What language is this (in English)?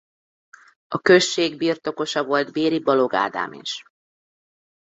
Hungarian